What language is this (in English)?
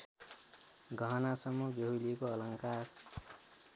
Nepali